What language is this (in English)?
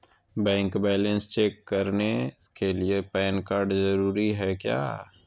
Magahi